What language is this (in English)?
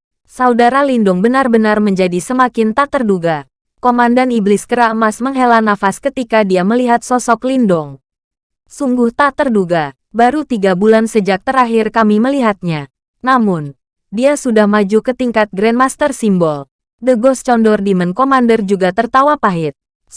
Indonesian